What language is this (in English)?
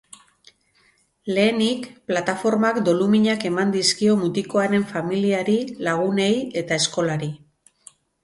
Basque